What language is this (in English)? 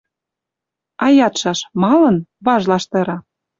Western Mari